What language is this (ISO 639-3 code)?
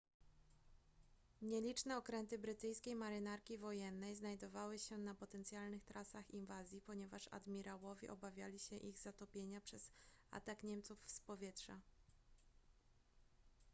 pol